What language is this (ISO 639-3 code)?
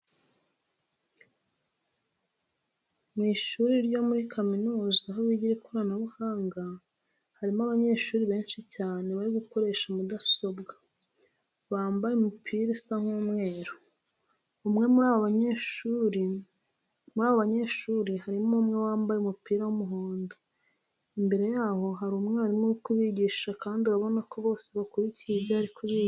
kin